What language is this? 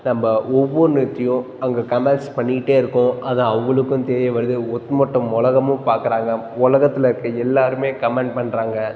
Tamil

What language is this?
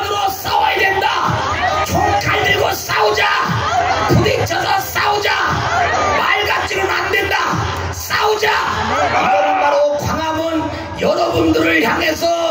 Korean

